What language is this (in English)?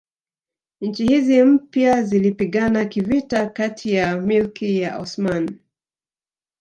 Swahili